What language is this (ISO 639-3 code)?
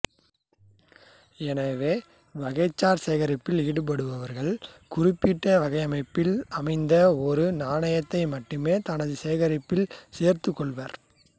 tam